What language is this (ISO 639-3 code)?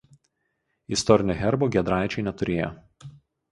lit